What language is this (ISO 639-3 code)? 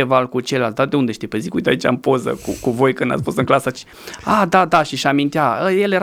ron